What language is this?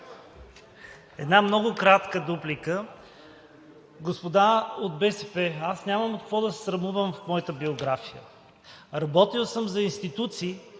Bulgarian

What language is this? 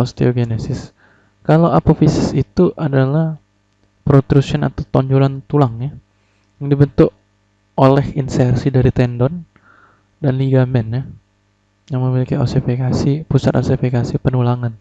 Indonesian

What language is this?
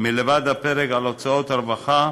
Hebrew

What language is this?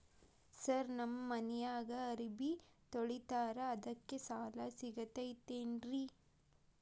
Kannada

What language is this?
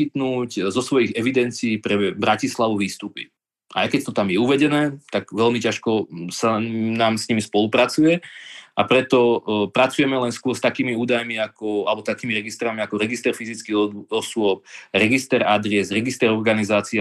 Slovak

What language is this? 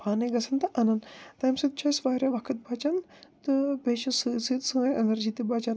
Kashmiri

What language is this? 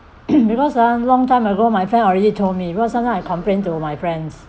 English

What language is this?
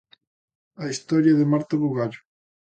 Galician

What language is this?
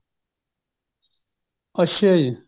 Punjabi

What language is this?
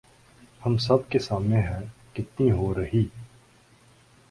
Urdu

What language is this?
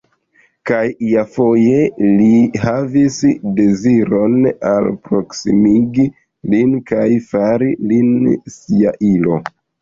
Esperanto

